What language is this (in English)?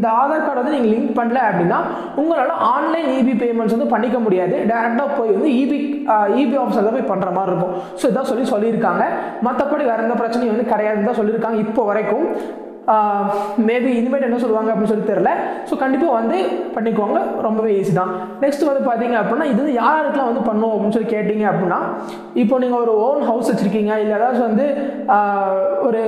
Arabic